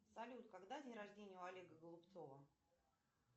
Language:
Russian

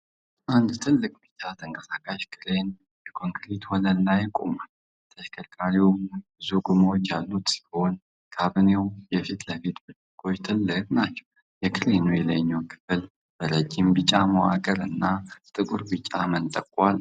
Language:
Amharic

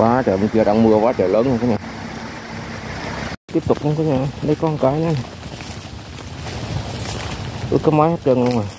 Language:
Vietnamese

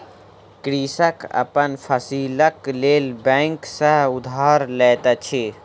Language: Maithili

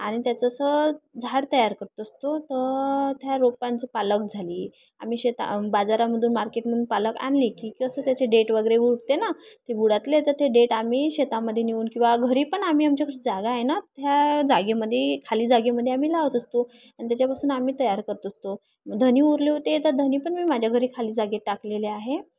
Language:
Marathi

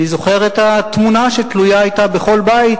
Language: Hebrew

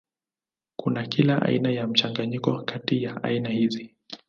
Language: Swahili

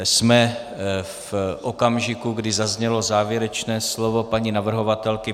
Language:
Czech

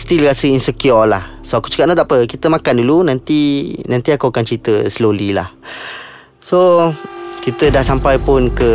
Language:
Malay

